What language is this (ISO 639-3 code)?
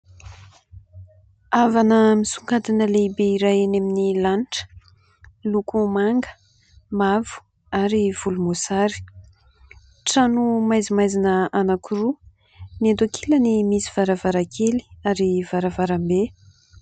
mlg